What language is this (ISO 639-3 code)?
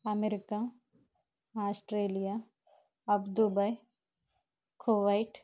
tel